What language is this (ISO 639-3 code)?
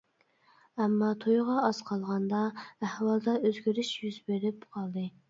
uig